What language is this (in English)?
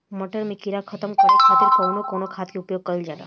Bhojpuri